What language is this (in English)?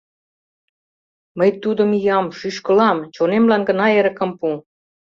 Mari